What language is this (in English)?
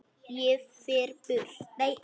Icelandic